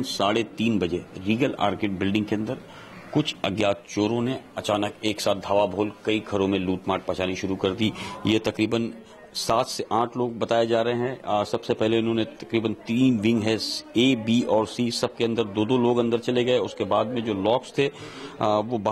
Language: Hindi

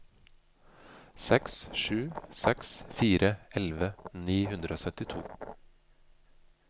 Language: Norwegian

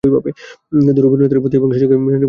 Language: Bangla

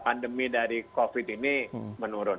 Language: Indonesian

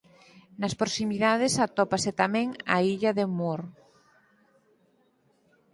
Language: Galician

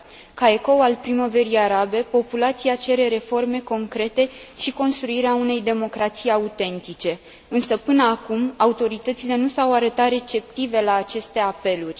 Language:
Romanian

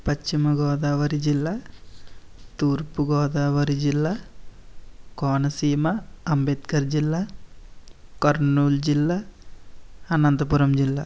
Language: Telugu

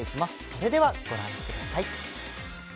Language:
Japanese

